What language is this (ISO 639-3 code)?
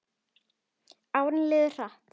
isl